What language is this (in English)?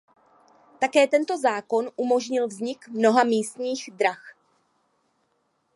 Czech